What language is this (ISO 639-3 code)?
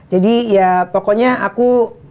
ind